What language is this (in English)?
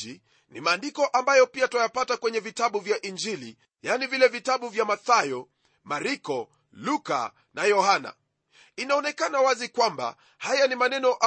Swahili